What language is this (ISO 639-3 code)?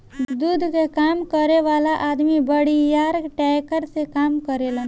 bho